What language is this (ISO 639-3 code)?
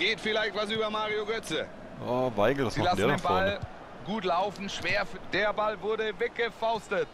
deu